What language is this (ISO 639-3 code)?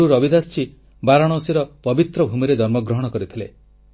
ori